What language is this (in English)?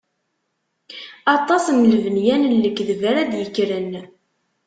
Kabyle